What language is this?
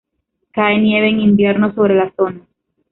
Spanish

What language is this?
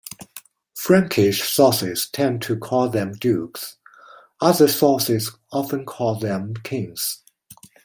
English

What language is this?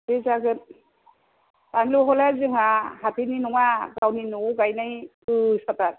Bodo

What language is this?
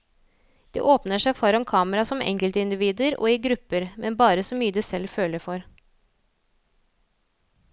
Norwegian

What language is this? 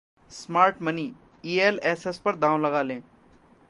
Hindi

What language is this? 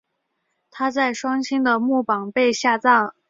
Chinese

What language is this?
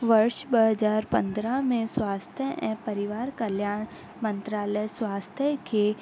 Sindhi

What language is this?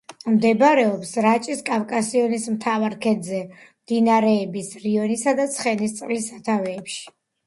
Georgian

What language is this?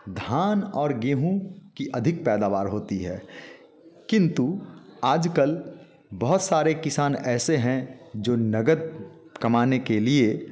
Hindi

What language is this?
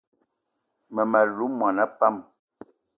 Eton (Cameroon)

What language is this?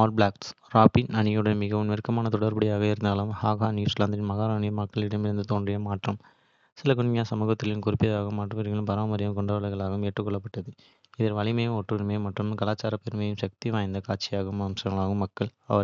Kota (India)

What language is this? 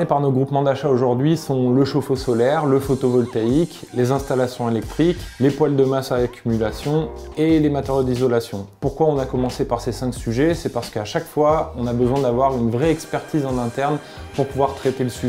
French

